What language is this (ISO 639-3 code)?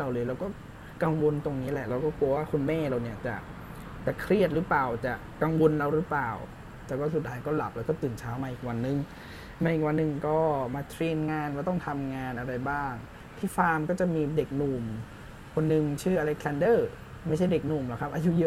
tha